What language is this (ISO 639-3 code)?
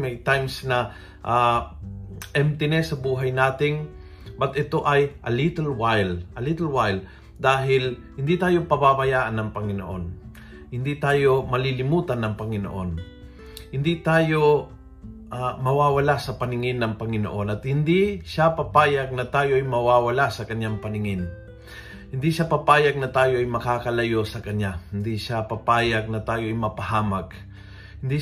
fil